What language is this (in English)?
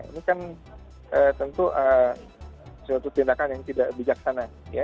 Indonesian